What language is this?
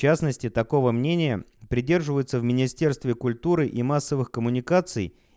Russian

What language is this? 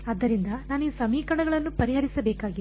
Kannada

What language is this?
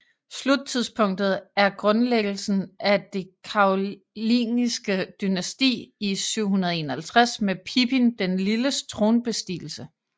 Danish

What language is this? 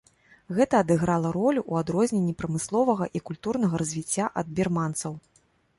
Belarusian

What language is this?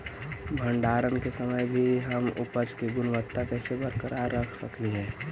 Magahi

